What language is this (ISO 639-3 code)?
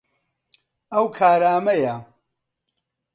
ckb